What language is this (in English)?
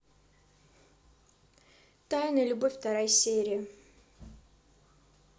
Russian